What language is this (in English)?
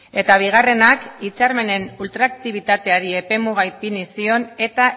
Basque